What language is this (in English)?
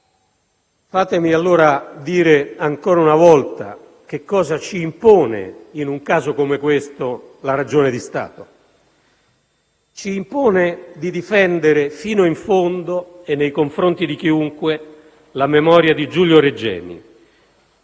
Italian